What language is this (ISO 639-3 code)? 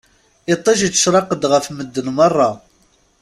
kab